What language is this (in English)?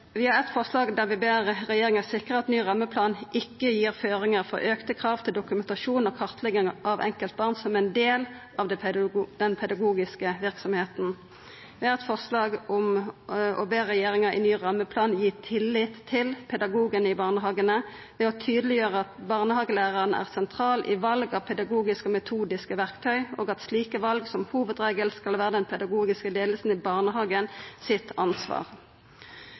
Norwegian Nynorsk